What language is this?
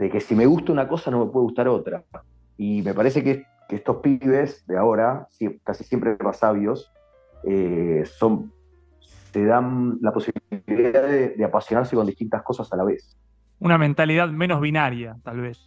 Spanish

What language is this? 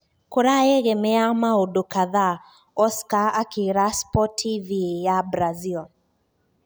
Kikuyu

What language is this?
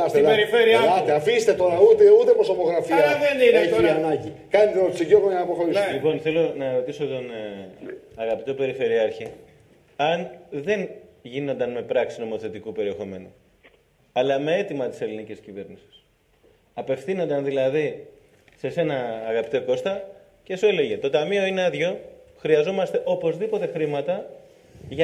Greek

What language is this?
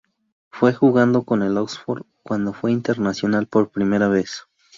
Spanish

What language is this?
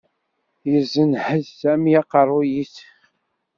Kabyle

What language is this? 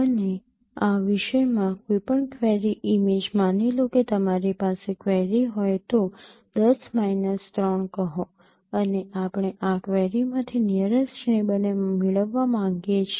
Gujarati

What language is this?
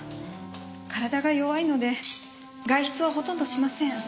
Japanese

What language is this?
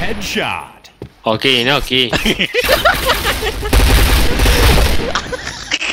Indonesian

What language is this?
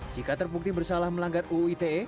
Indonesian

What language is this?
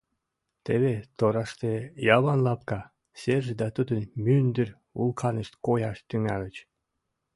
Mari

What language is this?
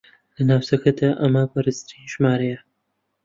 Central Kurdish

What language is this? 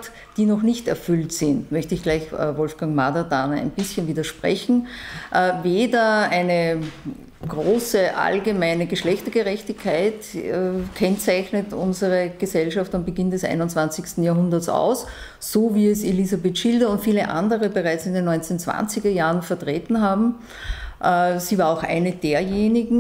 German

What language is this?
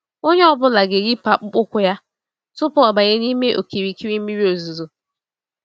Igbo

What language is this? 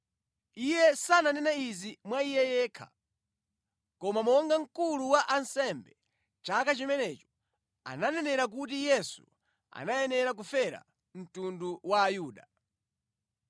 Nyanja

